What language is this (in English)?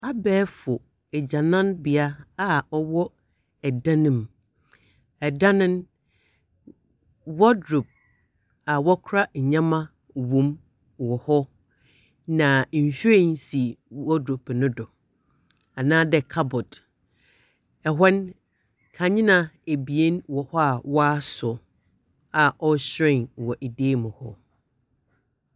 Akan